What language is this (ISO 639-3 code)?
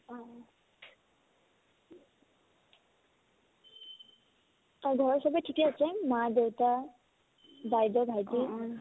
asm